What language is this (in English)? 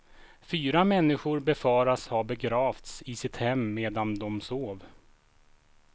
Swedish